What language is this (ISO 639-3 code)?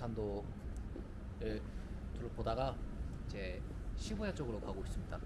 kor